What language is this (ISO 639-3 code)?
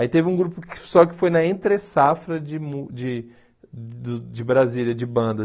por